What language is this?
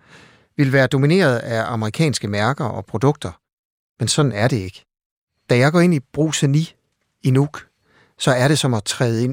Danish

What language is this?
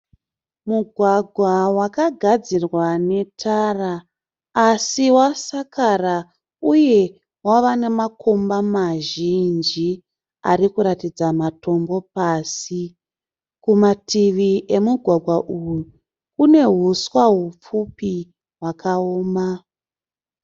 Shona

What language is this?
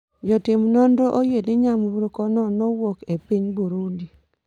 Luo (Kenya and Tanzania)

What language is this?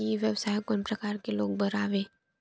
Chhattisgarhi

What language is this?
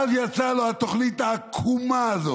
Hebrew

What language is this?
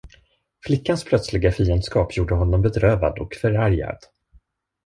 Swedish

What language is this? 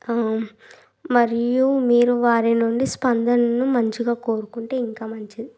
Telugu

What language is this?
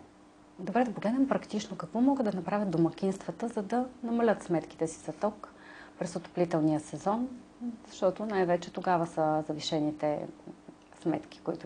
Bulgarian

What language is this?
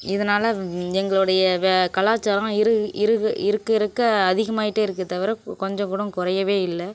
Tamil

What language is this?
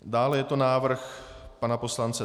Czech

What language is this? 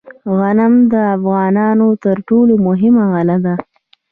Pashto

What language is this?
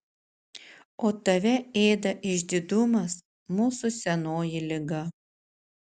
Lithuanian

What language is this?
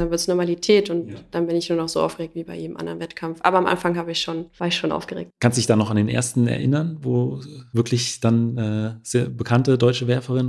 German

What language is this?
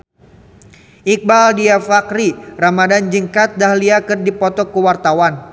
Sundanese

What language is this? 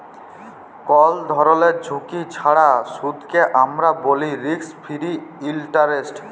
Bangla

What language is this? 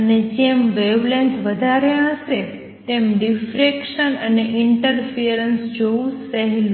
Gujarati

